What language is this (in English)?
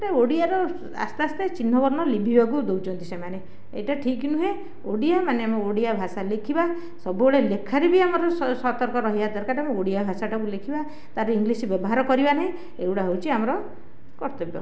Odia